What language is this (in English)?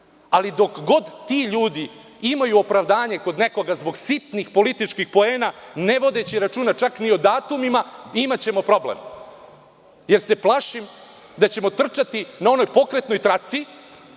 Serbian